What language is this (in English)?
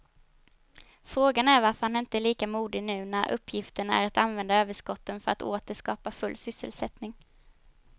Swedish